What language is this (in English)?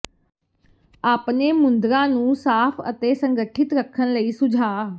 Punjabi